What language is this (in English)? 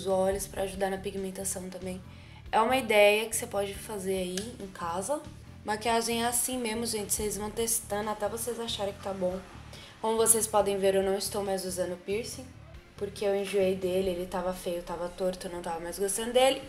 Portuguese